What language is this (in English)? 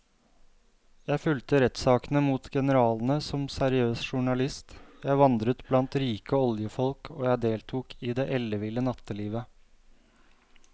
Norwegian